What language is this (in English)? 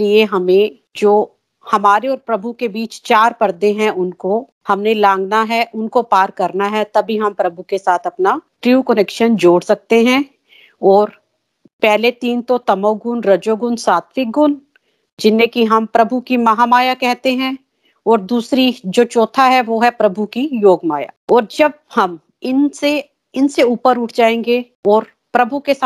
Hindi